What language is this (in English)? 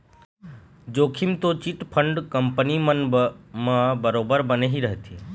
Chhattisgarhi